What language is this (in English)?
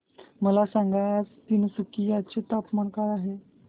Marathi